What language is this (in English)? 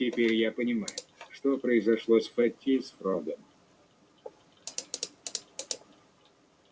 Russian